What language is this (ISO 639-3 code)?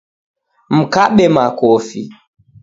dav